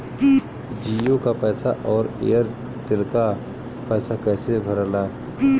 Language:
Bhojpuri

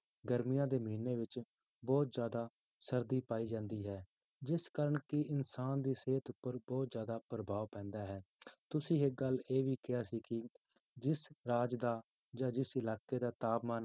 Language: Punjabi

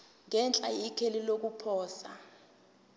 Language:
Zulu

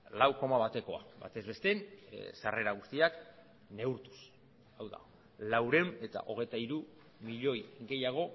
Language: Basque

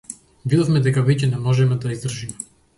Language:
Macedonian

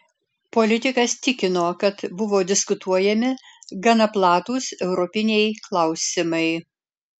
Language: Lithuanian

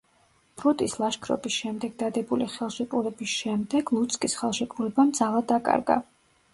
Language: Georgian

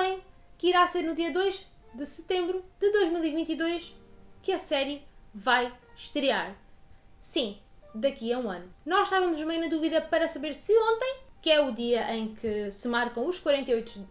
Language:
Portuguese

